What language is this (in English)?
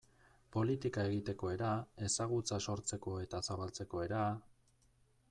Basque